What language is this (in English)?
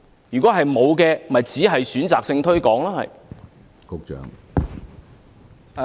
Cantonese